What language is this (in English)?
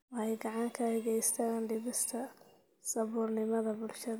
Somali